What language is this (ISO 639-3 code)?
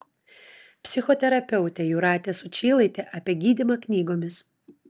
lit